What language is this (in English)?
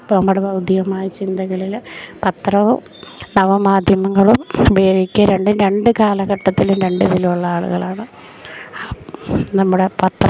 Malayalam